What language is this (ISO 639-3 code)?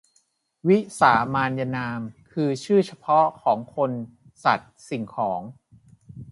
tha